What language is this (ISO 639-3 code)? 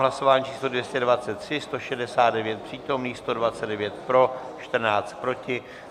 ces